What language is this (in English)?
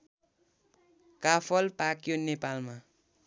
Nepali